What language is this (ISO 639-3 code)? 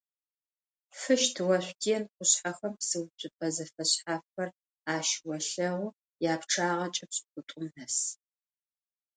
ady